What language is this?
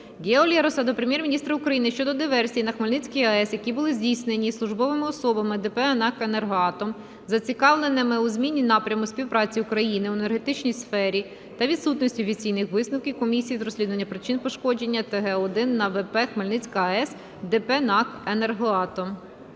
Ukrainian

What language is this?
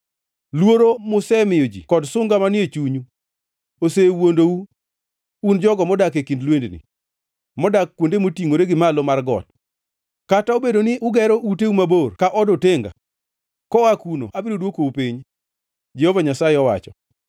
Luo (Kenya and Tanzania)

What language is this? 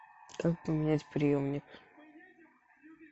Russian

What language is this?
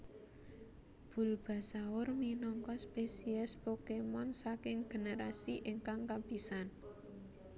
Javanese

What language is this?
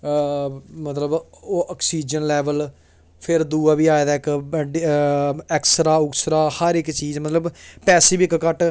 Dogri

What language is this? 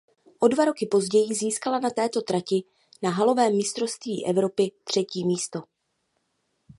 Czech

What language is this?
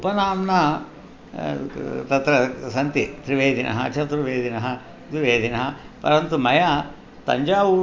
Sanskrit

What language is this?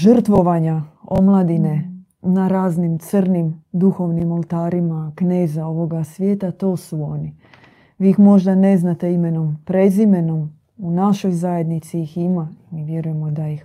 Croatian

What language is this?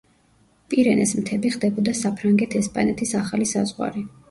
Georgian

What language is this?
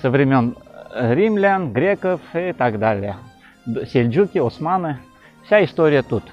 Russian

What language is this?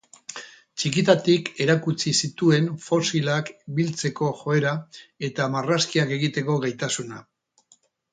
Basque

